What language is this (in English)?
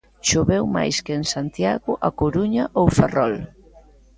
Galician